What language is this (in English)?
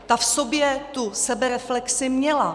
Czech